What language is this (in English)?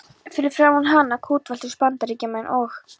Icelandic